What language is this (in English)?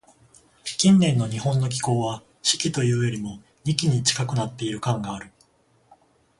Japanese